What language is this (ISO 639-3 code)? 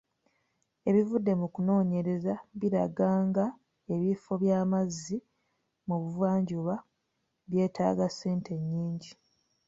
lug